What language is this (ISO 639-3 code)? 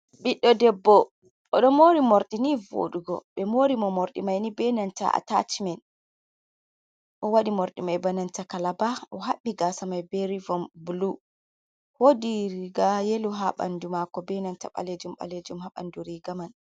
ful